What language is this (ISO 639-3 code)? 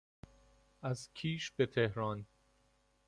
fas